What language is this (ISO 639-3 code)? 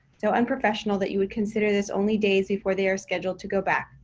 eng